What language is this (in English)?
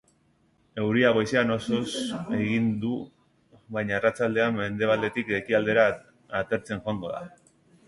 Basque